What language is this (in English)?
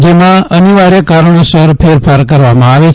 Gujarati